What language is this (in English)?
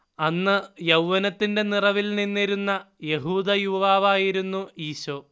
Malayalam